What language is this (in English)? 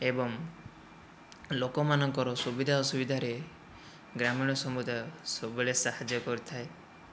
Odia